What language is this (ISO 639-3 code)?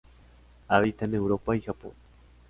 spa